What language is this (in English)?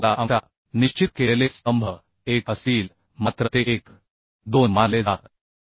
Marathi